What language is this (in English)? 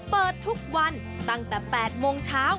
Thai